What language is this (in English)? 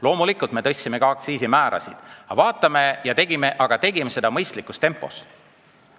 Estonian